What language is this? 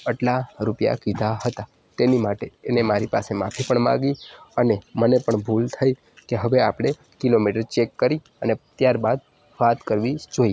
Gujarati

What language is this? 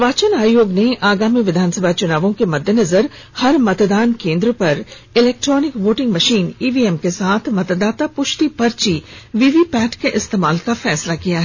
Hindi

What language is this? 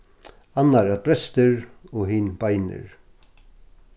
Faroese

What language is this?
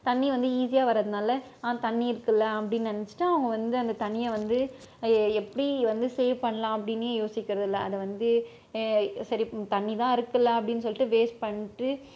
Tamil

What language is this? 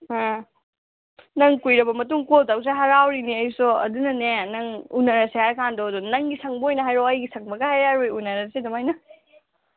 Manipuri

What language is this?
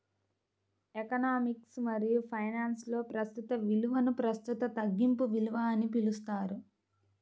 Telugu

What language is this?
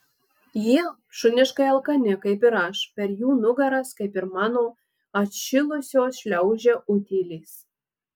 Lithuanian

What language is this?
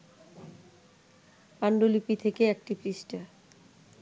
Bangla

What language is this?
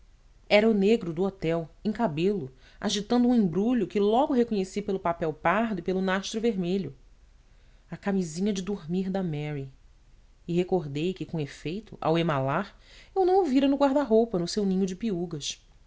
Portuguese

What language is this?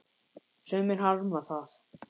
Icelandic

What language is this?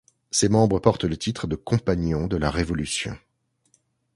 French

